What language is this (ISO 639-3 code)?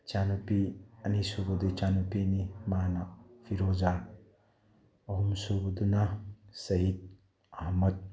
mni